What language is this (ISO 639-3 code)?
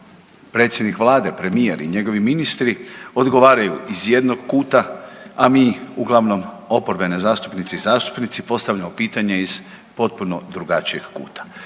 hrv